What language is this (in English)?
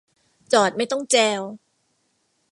Thai